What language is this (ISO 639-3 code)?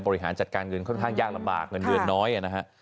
tha